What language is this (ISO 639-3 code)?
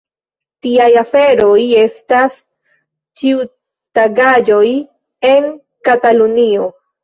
epo